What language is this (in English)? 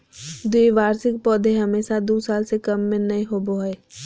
Magahi